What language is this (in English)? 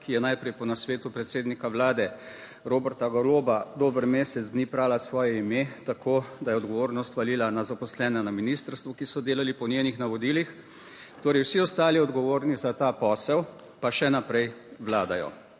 Slovenian